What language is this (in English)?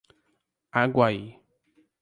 Portuguese